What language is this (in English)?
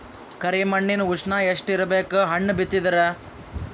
Kannada